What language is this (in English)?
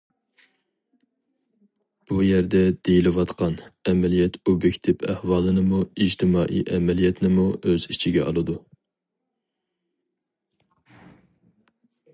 Uyghur